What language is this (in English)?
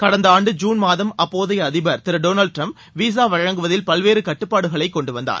Tamil